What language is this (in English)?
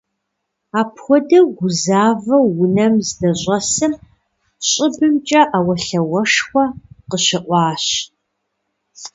Kabardian